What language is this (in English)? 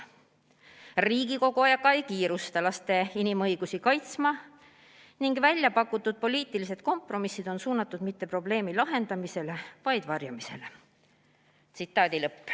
Estonian